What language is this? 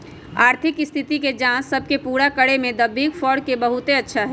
Magahi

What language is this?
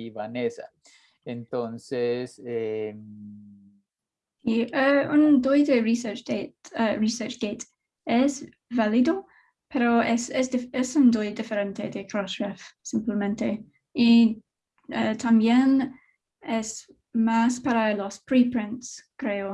Spanish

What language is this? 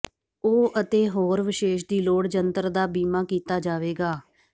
Punjabi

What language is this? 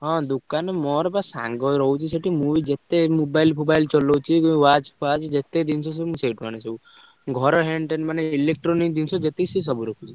Odia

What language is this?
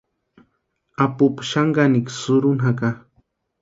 Western Highland Purepecha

